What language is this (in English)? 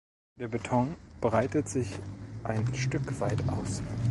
German